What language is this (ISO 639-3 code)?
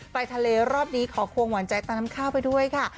tha